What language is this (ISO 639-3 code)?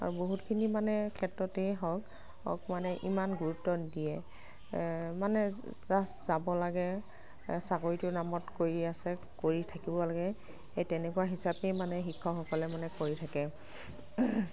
asm